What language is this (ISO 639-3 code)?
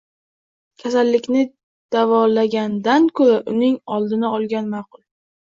uzb